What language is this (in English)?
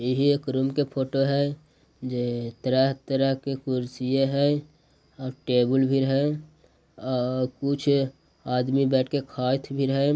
Magahi